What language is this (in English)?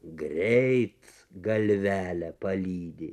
Lithuanian